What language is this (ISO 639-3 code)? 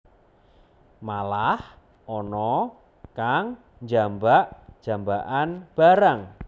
jav